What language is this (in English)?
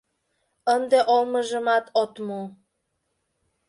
Mari